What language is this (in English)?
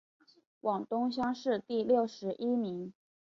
Chinese